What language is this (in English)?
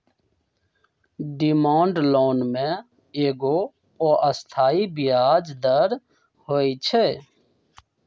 Magahi